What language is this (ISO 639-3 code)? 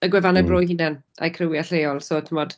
cym